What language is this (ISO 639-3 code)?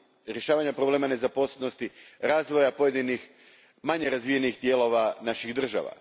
hrv